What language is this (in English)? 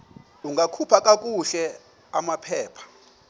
Xhosa